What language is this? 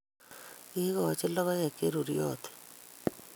Kalenjin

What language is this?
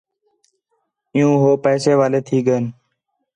Khetrani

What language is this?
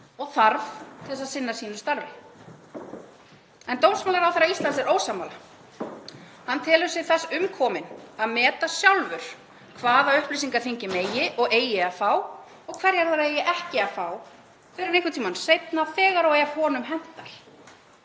Icelandic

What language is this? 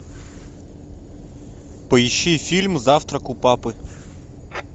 Russian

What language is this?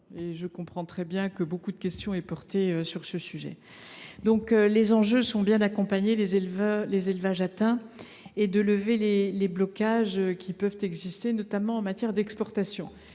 French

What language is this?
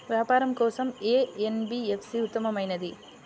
Telugu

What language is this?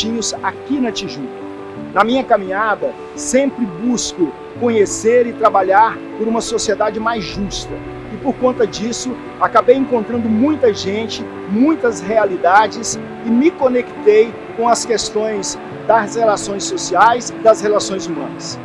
Portuguese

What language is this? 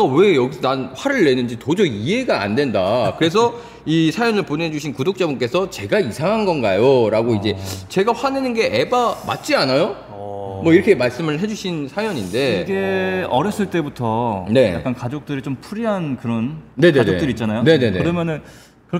Korean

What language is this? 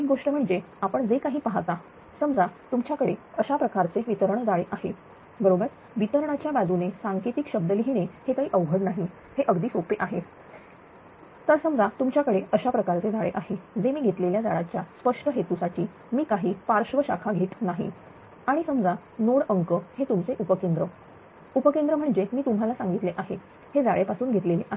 Marathi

